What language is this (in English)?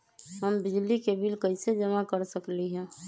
Magahi